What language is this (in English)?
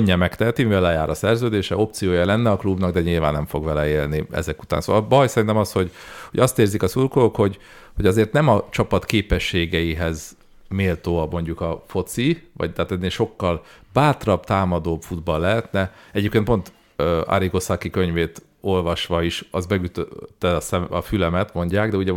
Hungarian